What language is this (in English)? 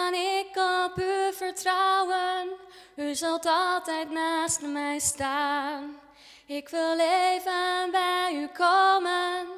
Dutch